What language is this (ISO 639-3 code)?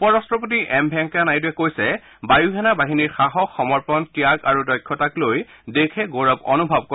asm